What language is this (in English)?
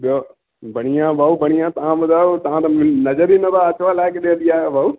Sindhi